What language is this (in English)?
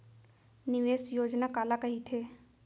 Chhattisgarhi